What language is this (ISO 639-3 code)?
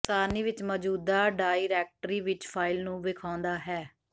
pan